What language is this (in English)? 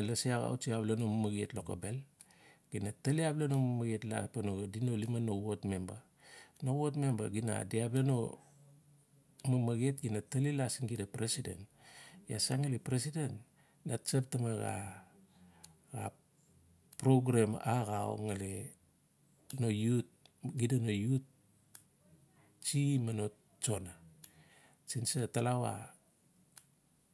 Notsi